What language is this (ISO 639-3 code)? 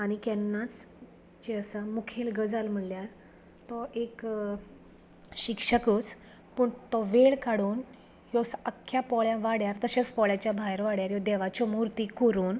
kok